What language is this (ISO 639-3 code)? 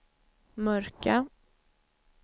swe